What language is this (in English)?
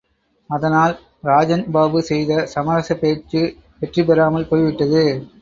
Tamil